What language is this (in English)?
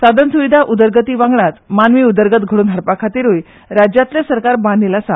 Konkani